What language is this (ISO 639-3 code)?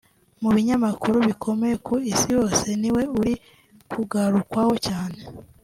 kin